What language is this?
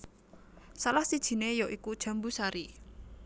Javanese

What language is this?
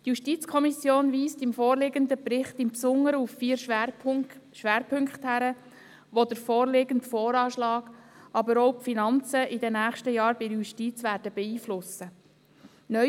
Swiss German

